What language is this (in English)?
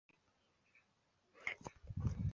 Chinese